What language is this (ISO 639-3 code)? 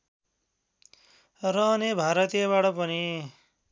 nep